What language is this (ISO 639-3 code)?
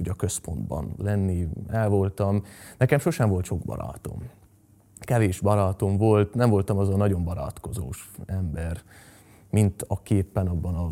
hun